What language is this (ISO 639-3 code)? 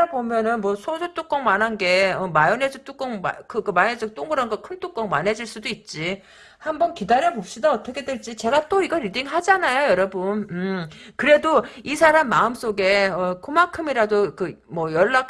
kor